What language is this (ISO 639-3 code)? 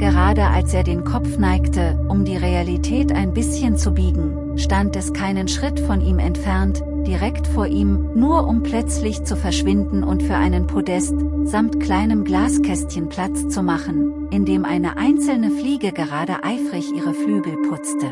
deu